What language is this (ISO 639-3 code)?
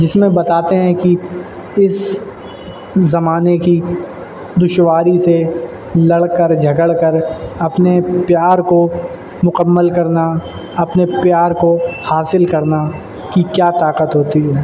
urd